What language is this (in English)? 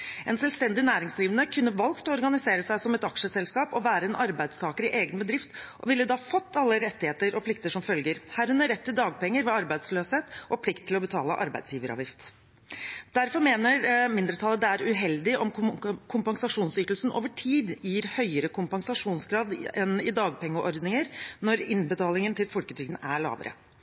Norwegian Bokmål